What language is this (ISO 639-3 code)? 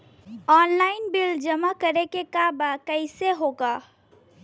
bho